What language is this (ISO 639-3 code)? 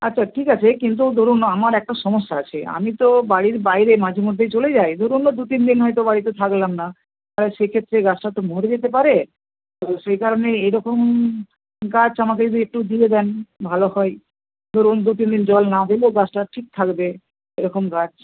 ben